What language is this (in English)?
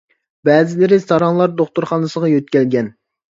Uyghur